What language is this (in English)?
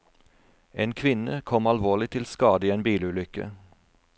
Norwegian